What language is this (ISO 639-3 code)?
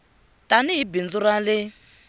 tso